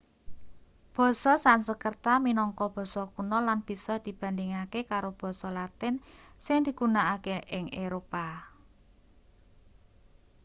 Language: Javanese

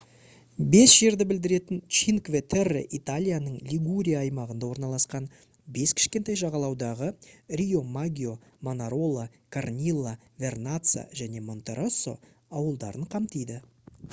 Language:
Kazakh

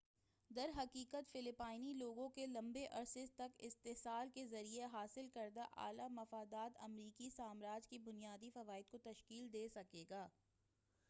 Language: Urdu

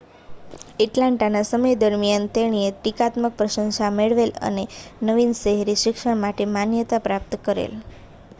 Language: Gujarati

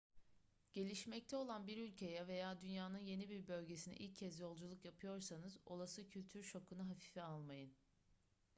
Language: Turkish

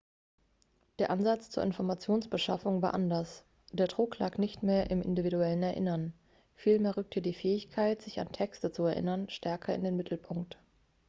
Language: German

